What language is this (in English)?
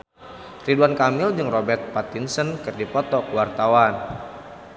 Sundanese